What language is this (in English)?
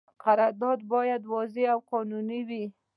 Pashto